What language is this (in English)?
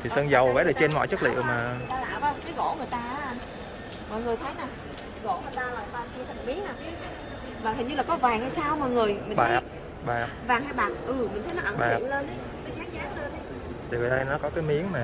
Vietnamese